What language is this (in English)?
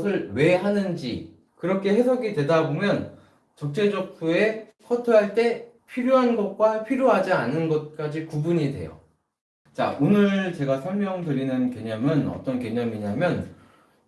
Korean